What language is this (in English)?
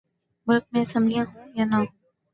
Urdu